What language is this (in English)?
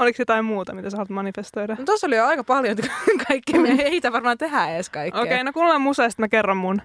Finnish